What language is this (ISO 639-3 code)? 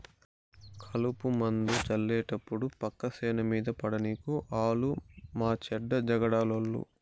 tel